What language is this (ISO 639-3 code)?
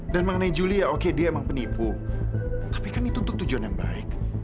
ind